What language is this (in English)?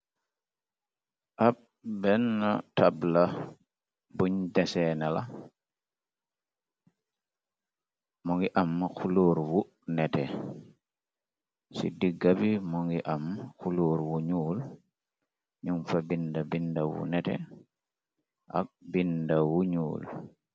Wolof